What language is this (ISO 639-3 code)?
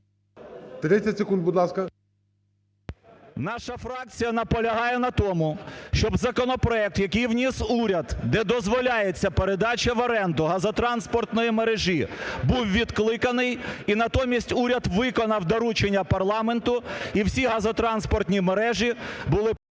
ukr